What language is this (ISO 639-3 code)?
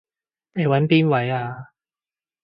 yue